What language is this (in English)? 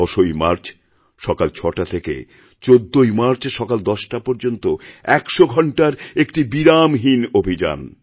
Bangla